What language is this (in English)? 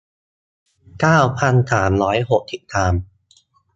Thai